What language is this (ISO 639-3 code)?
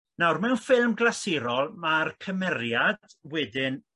cym